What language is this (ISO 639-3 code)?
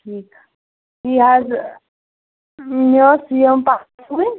kas